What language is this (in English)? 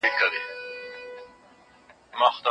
Pashto